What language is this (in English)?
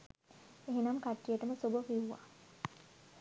Sinhala